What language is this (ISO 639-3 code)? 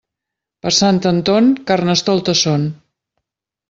cat